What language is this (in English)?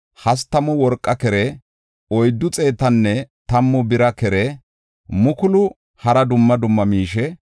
Gofa